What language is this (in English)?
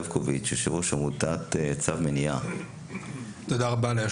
Hebrew